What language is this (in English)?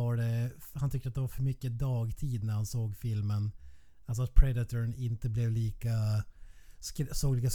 Swedish